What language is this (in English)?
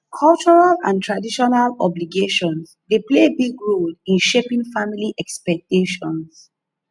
Nigerian Pidgin